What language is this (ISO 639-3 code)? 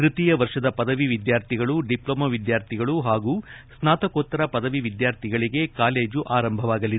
kan